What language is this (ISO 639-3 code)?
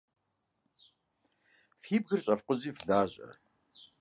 kbd